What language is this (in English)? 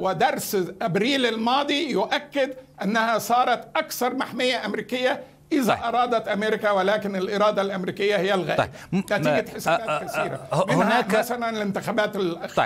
Arabic